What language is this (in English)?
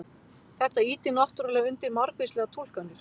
Icelandic